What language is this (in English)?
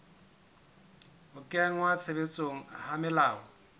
Southern Sotho